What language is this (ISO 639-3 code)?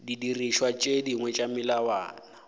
nso